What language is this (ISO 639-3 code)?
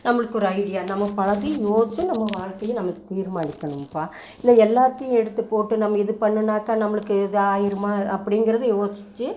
tam